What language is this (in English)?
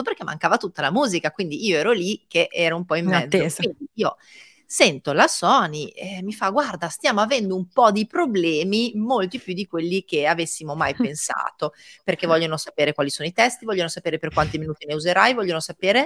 Italian